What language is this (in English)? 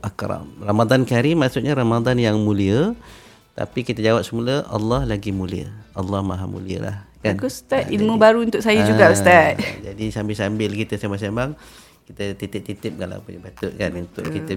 Malay